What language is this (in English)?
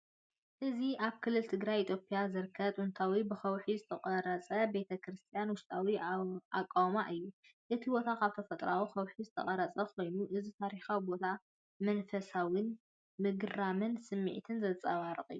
Tigrinya